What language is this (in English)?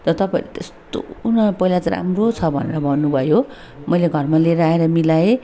Nepali